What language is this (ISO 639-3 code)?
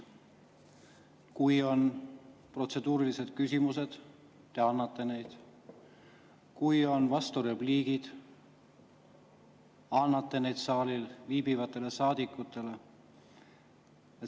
est